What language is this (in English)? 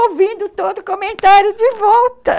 Portuguese